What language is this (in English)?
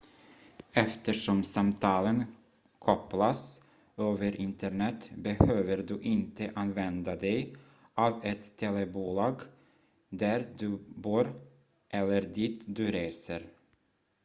Swedish